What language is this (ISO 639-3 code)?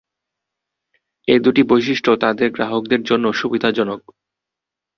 ben